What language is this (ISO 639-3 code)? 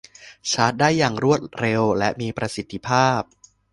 tha